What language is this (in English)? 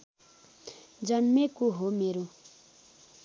Nepali